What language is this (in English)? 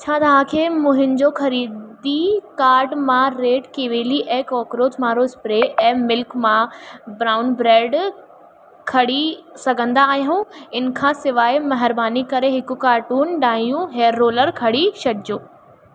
Sindhi